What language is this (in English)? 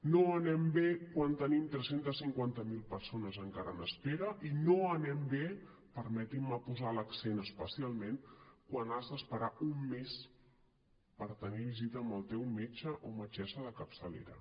Catalan